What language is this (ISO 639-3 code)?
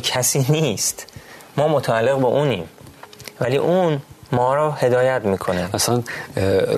fas